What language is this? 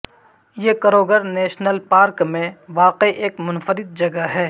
Urdu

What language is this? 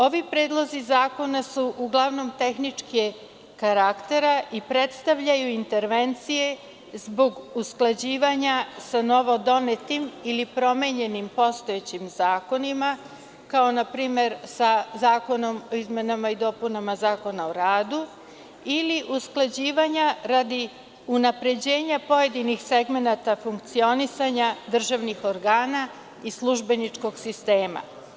Serbian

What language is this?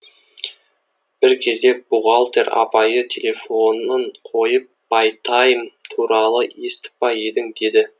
Kazakh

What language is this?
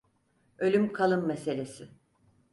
Turkish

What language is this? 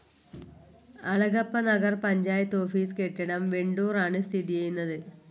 Malayalam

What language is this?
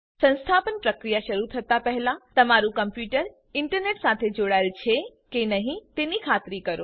Gujarati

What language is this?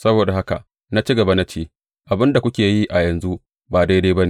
Hausa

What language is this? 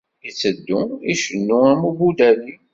Kabyle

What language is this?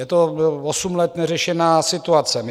Czech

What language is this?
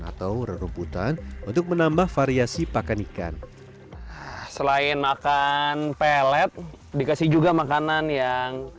Indonesian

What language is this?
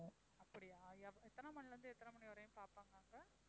Tamil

